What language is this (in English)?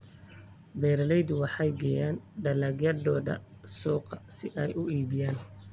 Somali